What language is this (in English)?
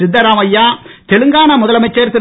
Tamil